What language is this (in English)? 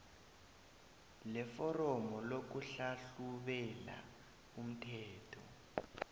South Ndebele